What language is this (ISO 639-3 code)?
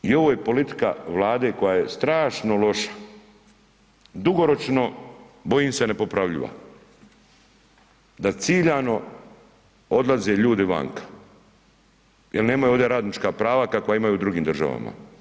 hrv